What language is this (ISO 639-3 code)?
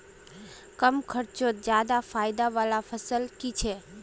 mag